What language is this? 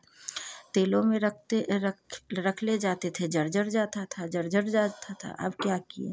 Hindi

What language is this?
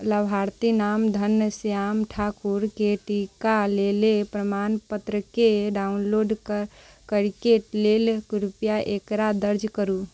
Maithili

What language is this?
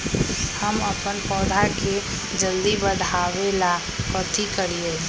Magahi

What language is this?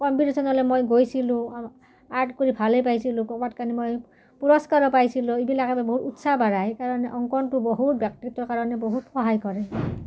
Assamese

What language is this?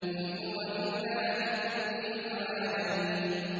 Arabic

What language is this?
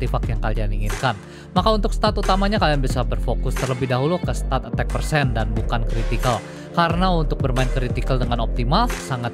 Indonesian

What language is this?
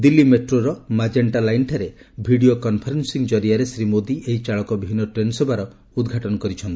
Odia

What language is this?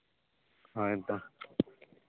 Santali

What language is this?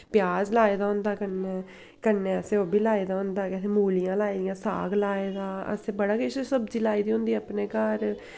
Dogri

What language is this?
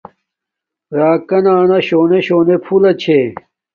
Domaaki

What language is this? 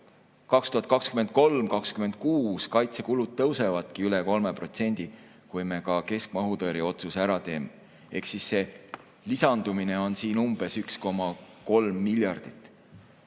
Estonian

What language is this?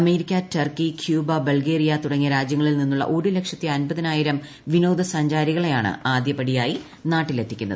Malayalam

